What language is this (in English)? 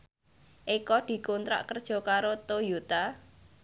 Javanese